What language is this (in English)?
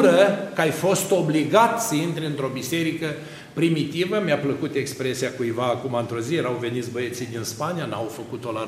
Romanian